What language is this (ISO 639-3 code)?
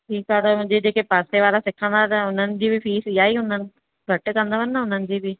snd